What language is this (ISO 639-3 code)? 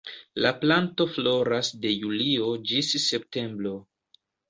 epo